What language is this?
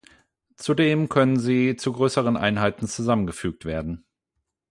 German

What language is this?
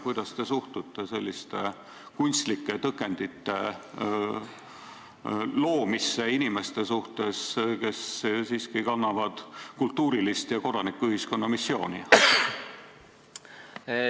Estonian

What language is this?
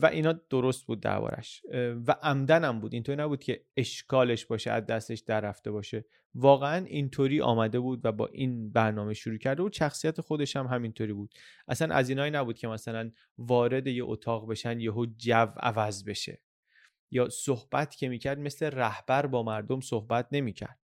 Persian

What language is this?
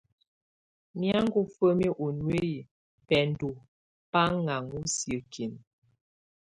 Tunen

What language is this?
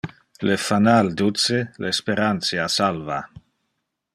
Interlingua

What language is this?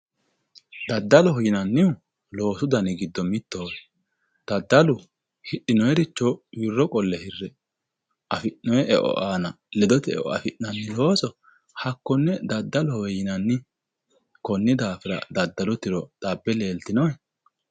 Sidamo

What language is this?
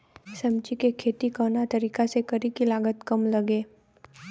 Bhojpuri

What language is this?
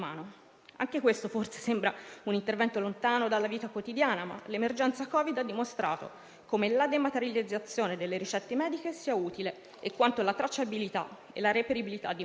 Italian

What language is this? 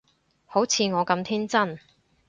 Cantonese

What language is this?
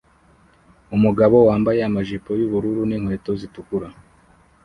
Kinyarwanda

